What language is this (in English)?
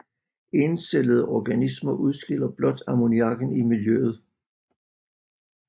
Danish